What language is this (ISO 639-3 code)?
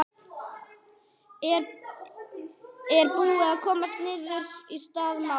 isl